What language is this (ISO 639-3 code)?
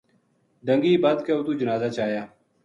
gju